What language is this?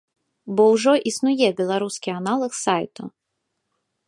Belarusian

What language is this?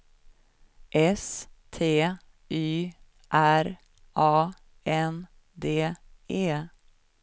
Swedish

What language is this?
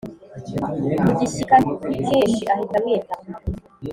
Kinyarwanda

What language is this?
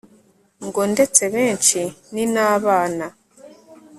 Kinyarwanda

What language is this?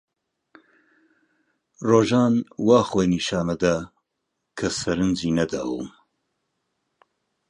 Central Kurdish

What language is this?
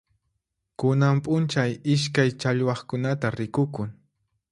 Puno Quechua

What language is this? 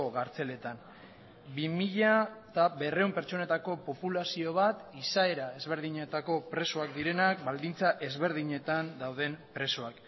Basque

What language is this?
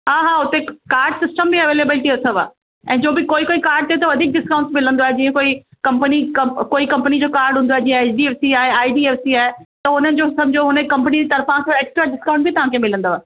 Sindhi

